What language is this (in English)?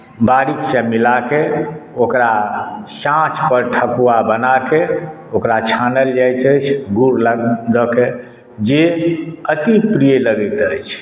Maithili